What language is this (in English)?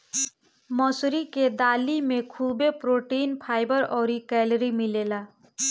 Bhojpuri